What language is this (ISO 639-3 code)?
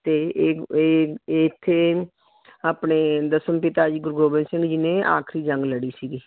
pan